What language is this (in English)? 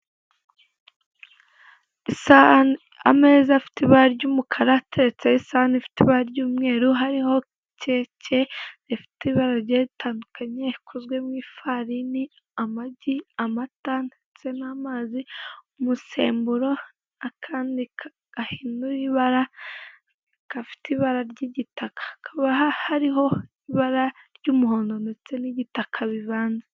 Kinyarwanda